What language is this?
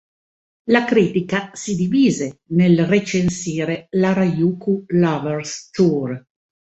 Italian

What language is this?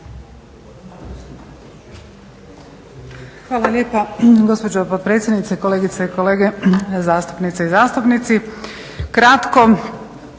Croatian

